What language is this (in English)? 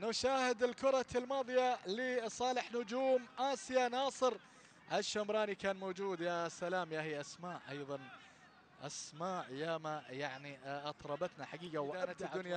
Arabic